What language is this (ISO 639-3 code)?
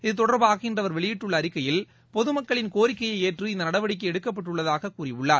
tam